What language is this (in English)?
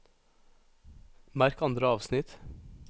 Norwegian